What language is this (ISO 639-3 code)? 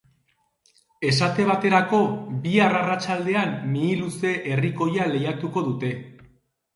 eus